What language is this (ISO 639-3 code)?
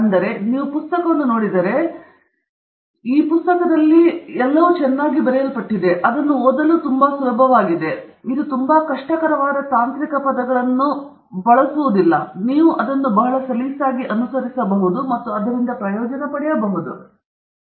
kan